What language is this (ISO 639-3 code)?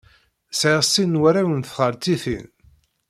kab